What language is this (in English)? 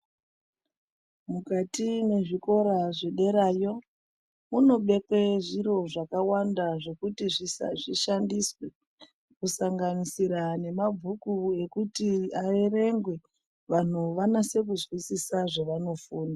Ndau